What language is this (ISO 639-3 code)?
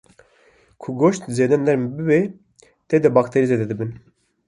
kur